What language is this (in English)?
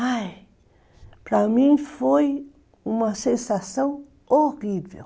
Portuguese